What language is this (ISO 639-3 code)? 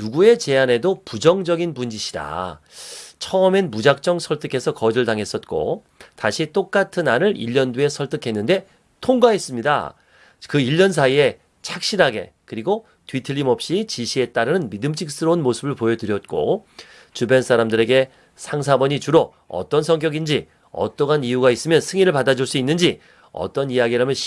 kor